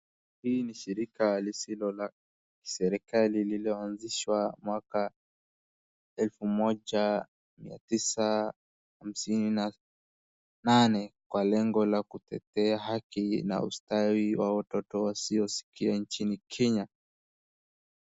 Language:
Swahili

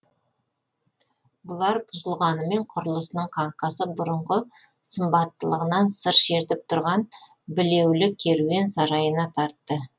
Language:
Kazakh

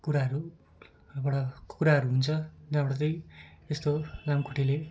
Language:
Nepali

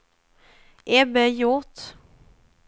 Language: Swedish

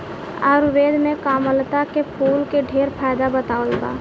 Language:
Bhojpuri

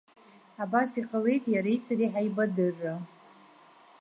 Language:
Abkhazian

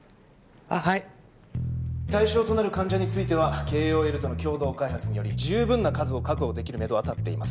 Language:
Japanese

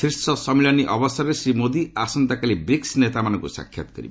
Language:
Odia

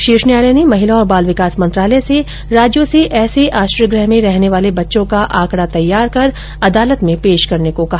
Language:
Hindi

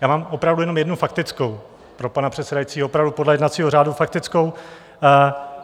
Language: Czech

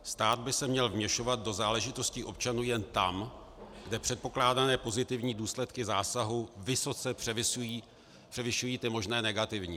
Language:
Czech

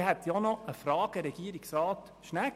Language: Swiss German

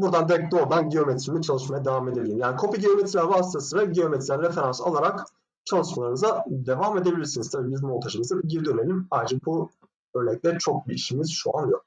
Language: Turkish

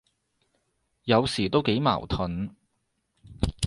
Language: Cantonese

